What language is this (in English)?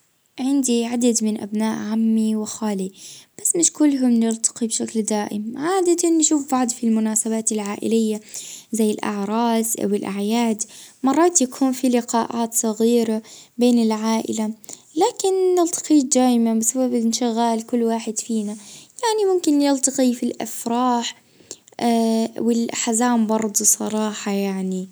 Libyan Arabic